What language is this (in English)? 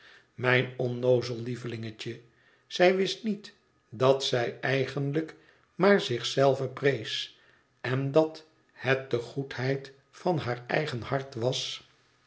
Dutch